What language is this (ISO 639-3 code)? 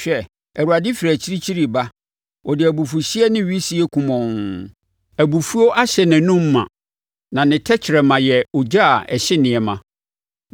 aka